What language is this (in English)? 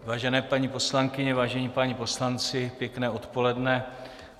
Czech